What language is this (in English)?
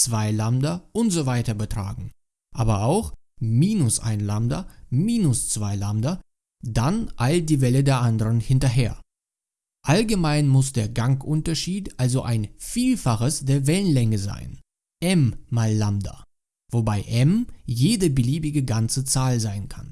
German